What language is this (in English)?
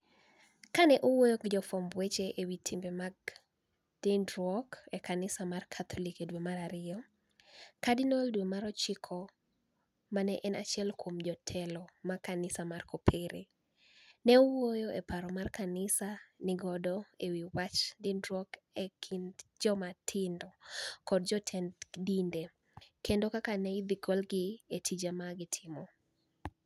Luo (Kenya and Tanzania)